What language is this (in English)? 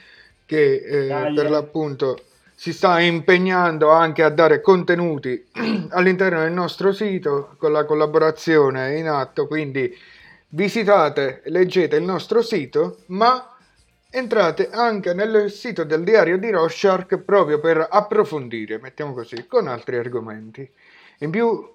Italian